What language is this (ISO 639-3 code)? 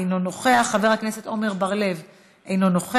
heb